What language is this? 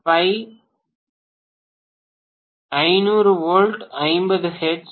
Tamil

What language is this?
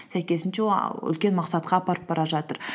Kazakh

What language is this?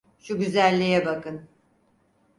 Turkish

